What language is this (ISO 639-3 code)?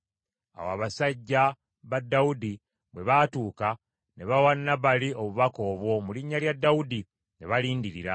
lug